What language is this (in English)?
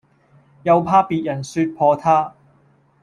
Cantonese